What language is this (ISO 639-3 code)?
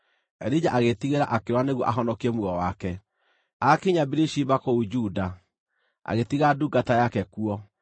kik